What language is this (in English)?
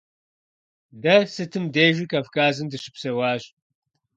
Kabardian